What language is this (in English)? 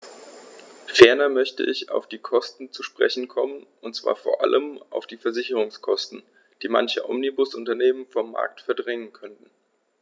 German